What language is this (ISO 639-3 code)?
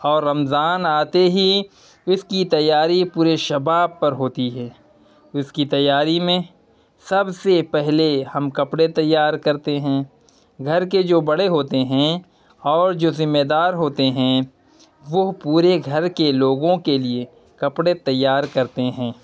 urd